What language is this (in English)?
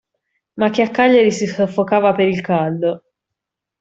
Italian